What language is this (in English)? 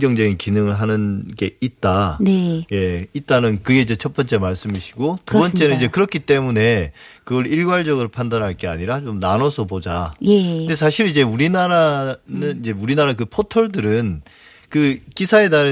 Korean